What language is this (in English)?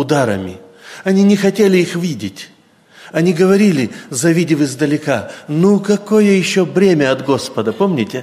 Russian